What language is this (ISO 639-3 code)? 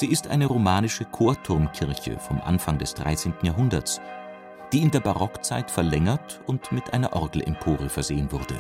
deu